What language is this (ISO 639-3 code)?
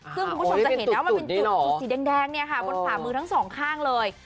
tha